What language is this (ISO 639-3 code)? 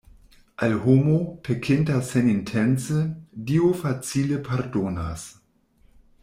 epo